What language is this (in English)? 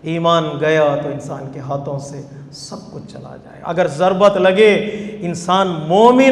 Arabic